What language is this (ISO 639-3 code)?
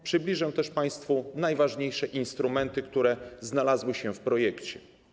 pol